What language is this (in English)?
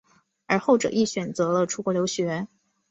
Chinese